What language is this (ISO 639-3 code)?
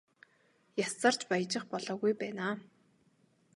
mon